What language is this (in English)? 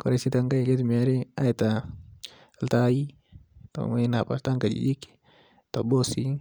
Masai